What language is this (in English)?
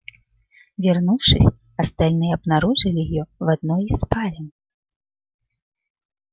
Russian